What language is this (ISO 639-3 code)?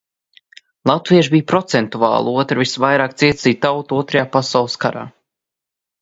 lav